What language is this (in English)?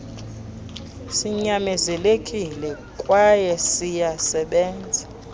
Xhosa